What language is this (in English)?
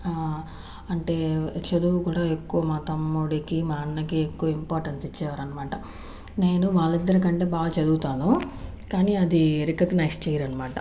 Telugu